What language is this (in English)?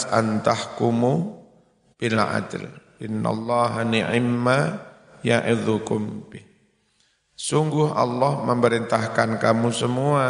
Indonesian